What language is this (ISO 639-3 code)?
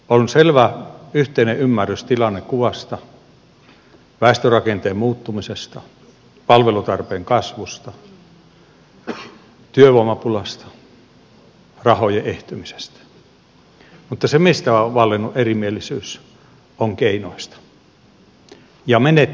fin